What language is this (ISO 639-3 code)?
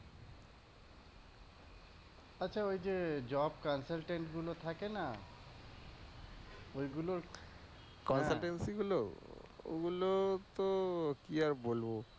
ben